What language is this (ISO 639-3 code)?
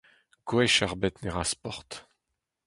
bre